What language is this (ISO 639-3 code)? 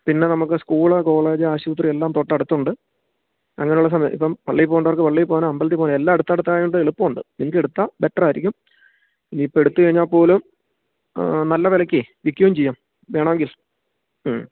mal